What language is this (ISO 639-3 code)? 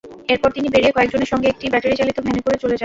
ben